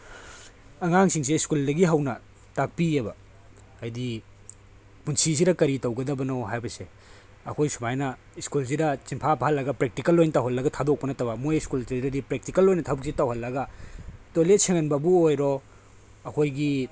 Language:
Manipuri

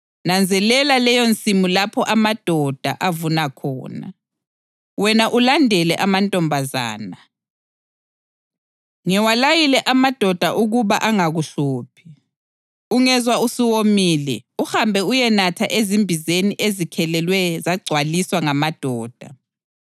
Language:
North Ndebele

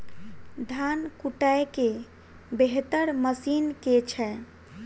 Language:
Maithili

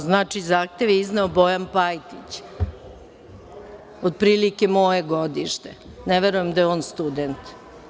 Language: Serbian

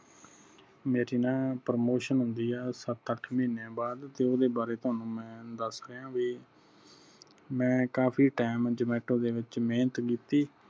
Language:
Punjabi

